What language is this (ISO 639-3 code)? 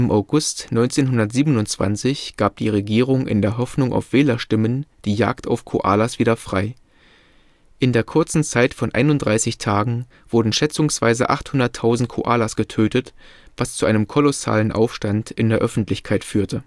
deu